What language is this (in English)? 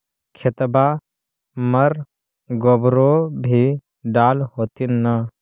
Magahi